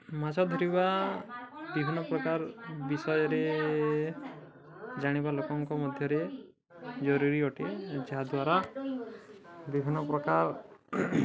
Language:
Odia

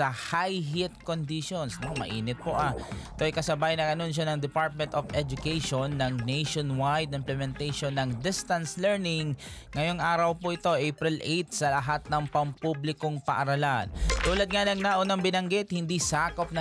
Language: Filipino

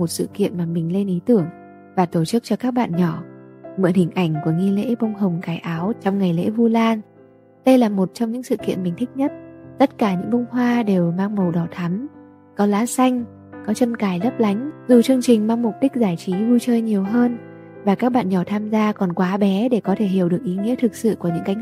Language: Vietnamese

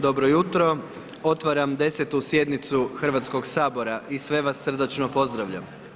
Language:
Croatian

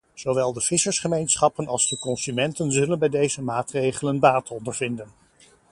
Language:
Dutch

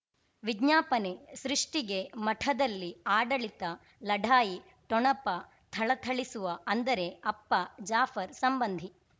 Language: Kannada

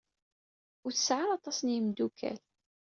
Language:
Kabyle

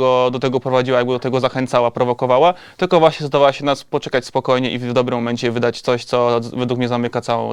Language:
Polish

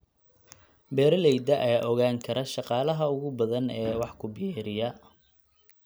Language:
Somali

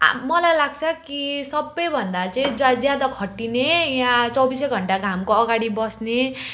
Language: Nepali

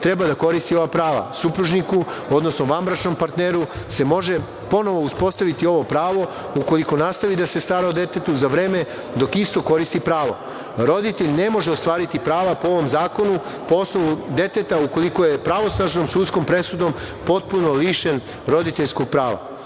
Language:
Serbian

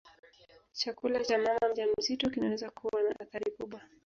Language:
Swahili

